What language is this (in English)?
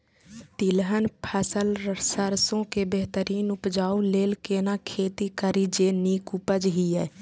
Maithili